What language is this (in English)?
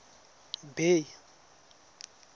Tswana